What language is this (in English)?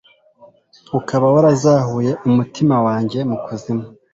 Kinyarwanda